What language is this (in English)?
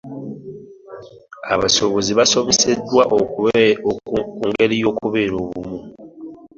Ganda